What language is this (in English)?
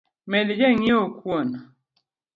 Luo (Kenya and Tanzania)